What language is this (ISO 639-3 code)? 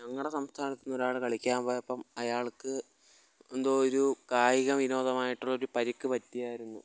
mal